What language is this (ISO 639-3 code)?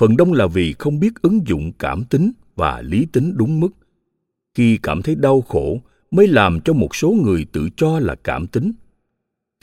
vie